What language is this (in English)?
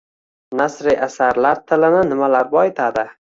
Uzbek